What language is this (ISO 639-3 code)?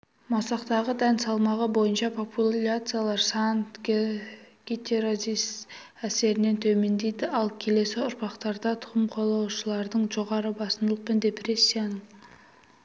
kaz